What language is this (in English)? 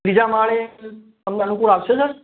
Gujarati